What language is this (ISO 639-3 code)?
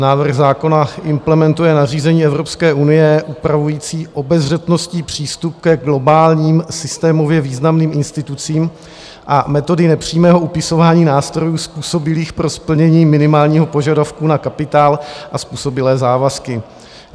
ces